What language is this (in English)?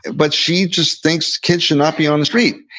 English